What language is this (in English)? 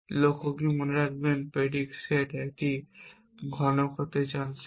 Bangla